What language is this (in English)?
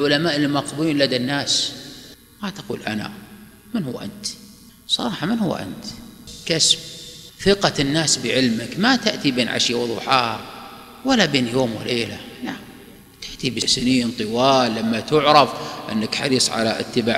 Arabic